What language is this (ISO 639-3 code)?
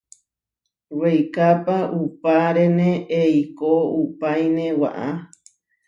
var